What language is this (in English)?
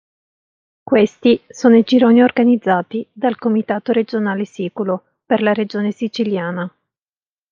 Italian